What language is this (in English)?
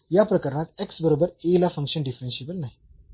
Marathi